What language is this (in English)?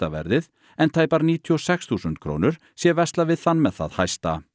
Icelandic